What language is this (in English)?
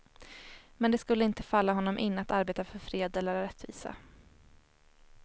Swedish